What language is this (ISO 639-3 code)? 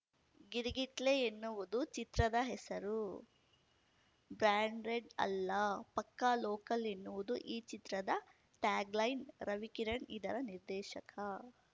kan